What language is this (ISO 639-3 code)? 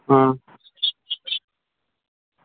doi